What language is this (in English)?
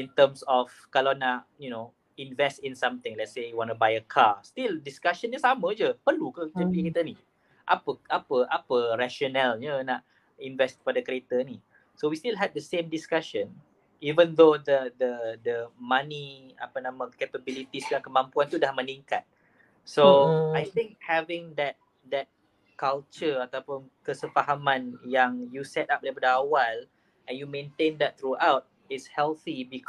Malay